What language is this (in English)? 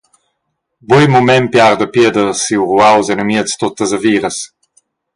Romansh